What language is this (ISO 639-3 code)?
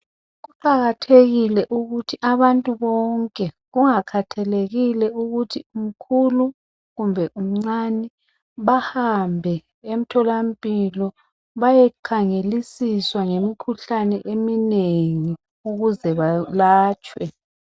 nde